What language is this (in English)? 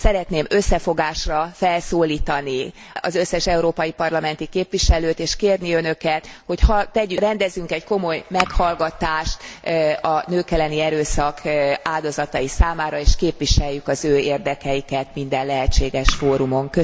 Hungarian